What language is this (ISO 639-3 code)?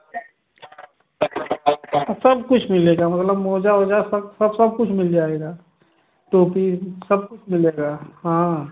hin